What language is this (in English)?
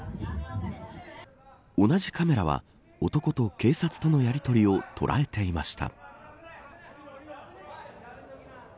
Japanese